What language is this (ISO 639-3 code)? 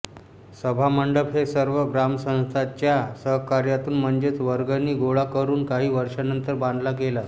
mar